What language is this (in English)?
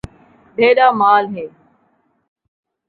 Saraiki